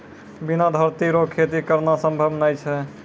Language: Maithili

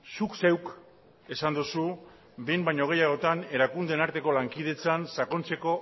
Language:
Basque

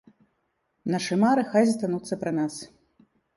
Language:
Belarusian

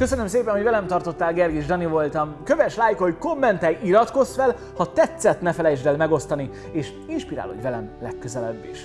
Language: Hungarian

